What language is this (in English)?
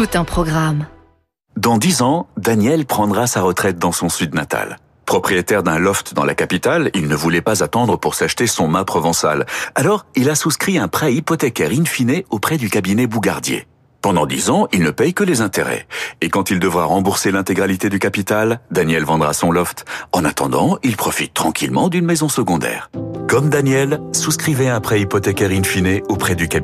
French